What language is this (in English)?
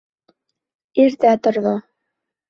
Bashkir